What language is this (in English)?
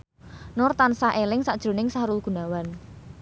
Javanese